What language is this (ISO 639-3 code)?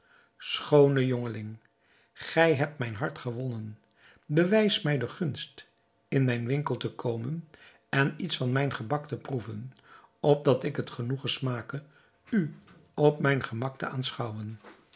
nld